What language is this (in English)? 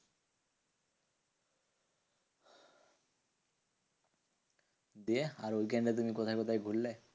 Bangla